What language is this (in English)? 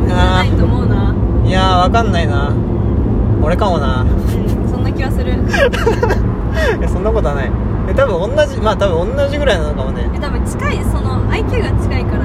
Japanese